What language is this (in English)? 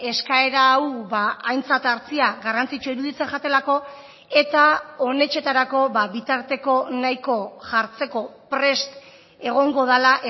Basque